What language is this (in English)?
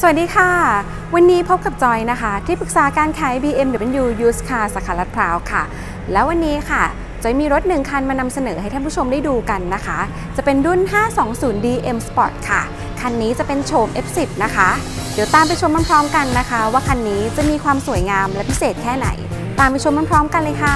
Thai